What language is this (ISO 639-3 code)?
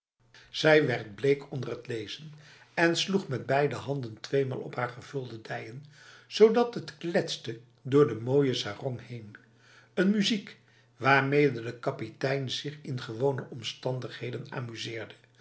nld